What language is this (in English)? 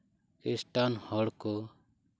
Santali